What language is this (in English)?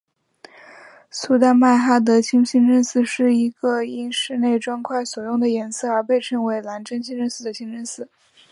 Chinese